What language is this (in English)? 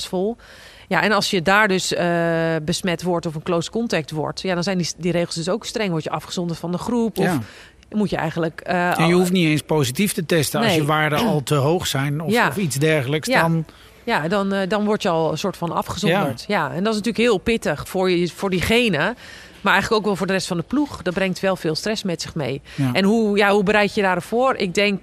Dutch